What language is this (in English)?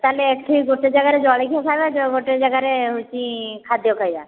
Odia